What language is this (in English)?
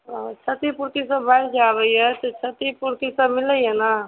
Maithili